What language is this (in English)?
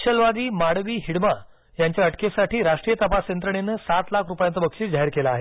Marathi